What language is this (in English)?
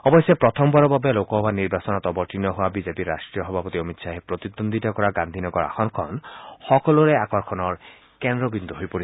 Assamese